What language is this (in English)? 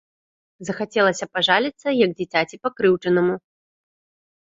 Belarusian